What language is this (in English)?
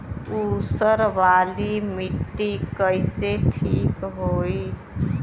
Bhojpuri